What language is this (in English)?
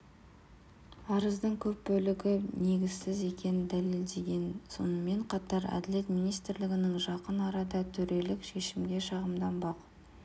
Kazakh